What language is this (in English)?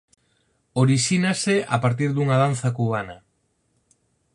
Galician